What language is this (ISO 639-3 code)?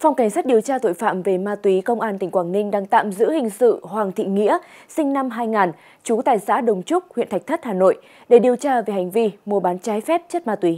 vie